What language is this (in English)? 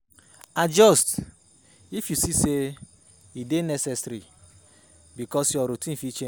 Nigerian Pidgin